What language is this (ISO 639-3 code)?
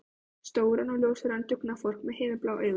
isl